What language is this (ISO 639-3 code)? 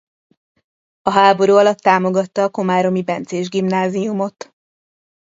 hun